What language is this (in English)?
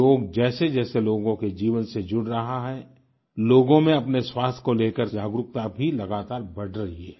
Hindi